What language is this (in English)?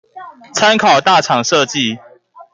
Chinese